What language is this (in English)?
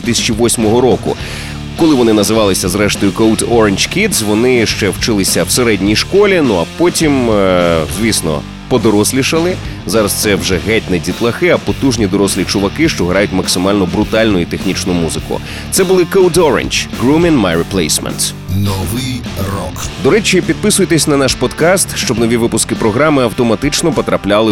Ukrainian